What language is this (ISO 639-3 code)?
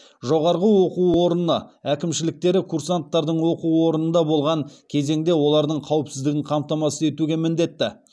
kaz